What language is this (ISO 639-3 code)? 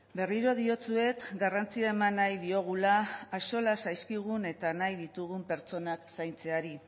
eus